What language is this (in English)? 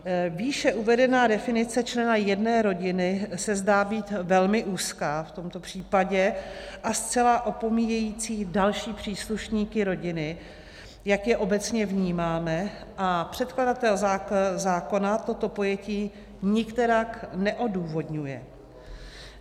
Czech